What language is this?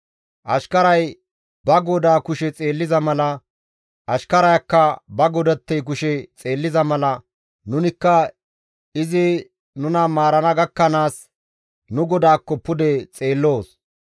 Gamo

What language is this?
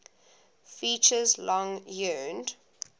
English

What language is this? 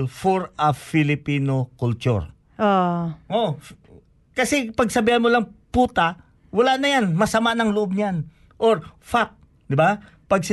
Filipino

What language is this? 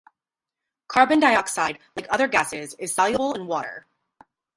English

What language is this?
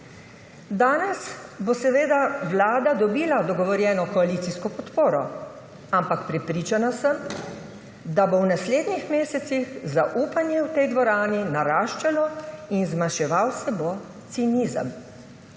Slovenian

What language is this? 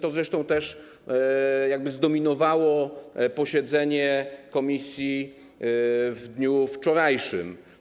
Polish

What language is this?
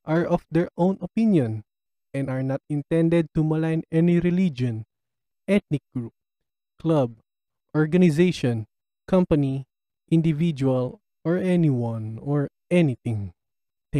Filipino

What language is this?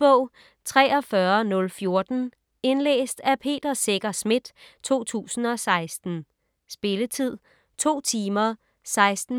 Danish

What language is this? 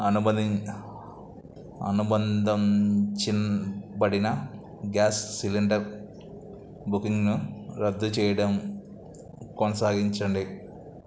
Telugu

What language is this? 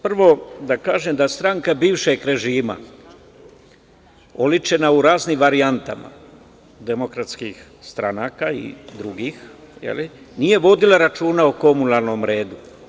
Serbian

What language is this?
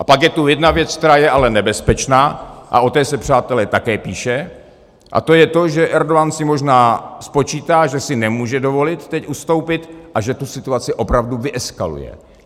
Czech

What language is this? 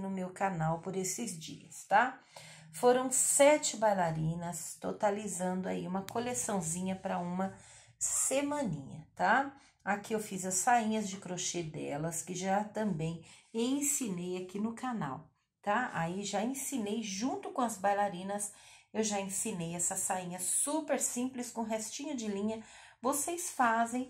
Portuguese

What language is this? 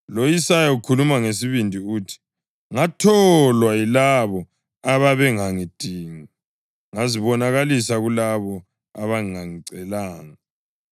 North Ndebele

